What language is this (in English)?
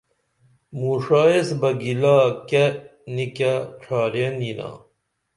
Dameli